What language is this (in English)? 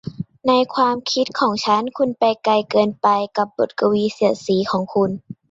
Thai